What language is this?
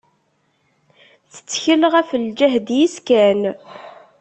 Kabyle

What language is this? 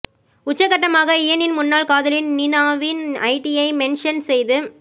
Tamil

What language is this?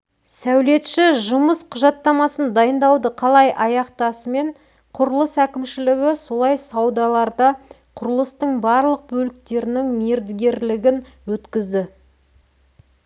Kazakh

